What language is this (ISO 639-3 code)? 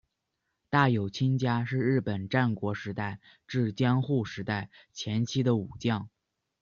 zho